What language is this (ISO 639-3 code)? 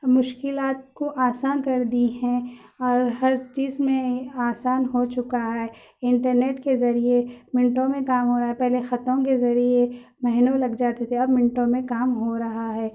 urd